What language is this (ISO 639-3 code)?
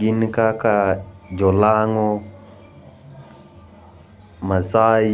luo